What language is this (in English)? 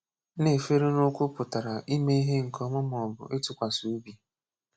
Igbo